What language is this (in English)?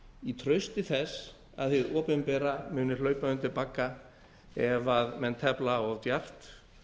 Icelandic